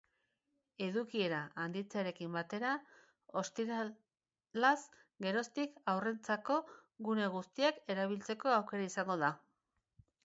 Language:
Basque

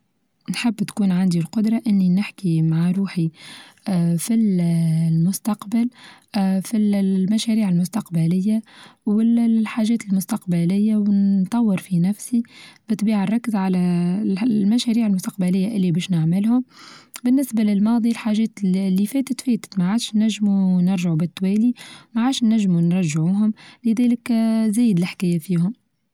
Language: Tunisian Arabic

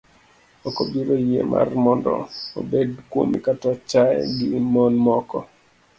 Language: Luo (Kenya and Tanzania)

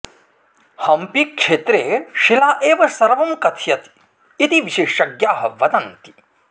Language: Sanskrit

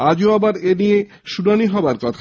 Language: Bangla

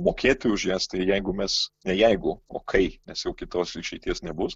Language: Lithuanian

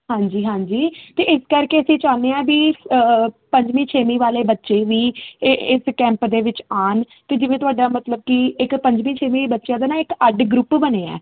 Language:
Punjabi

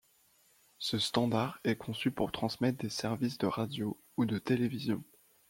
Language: French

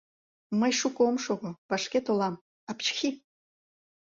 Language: Mari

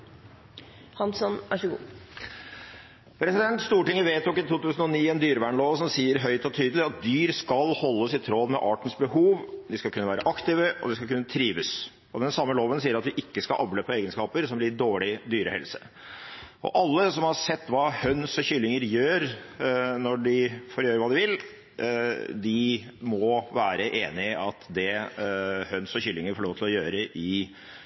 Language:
Norwegian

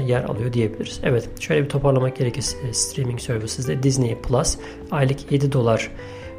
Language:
Turkish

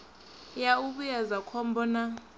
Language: Venda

